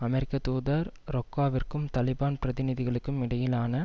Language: Tamil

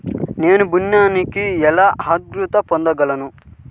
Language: Telugu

